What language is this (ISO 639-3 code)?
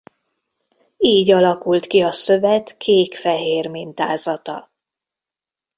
hun